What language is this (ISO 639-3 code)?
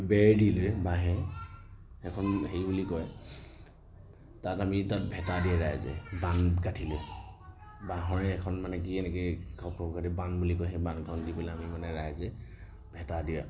asm